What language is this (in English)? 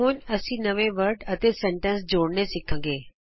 Punjabi